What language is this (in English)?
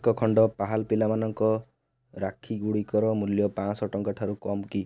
Odia